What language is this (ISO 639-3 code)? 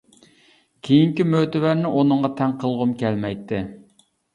uig